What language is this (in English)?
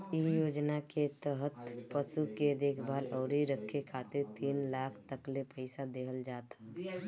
Bhojpuri